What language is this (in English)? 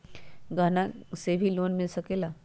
Magahi